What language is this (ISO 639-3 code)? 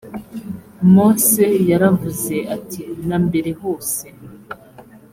kin